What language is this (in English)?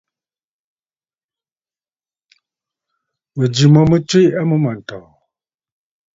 Bafut